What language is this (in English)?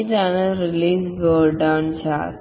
Malayalam